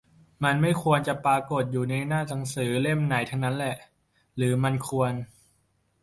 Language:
Thai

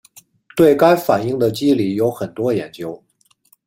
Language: Chinese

